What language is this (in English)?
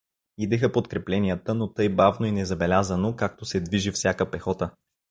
Bulgarian